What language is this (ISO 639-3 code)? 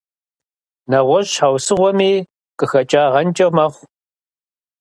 kbd